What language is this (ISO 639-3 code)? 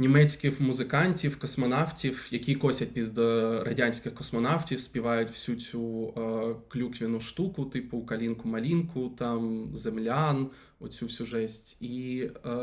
ukr